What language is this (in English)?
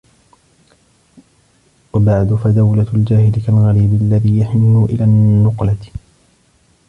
Arabic